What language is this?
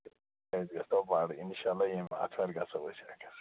Kashmiri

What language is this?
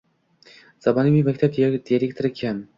Uzbek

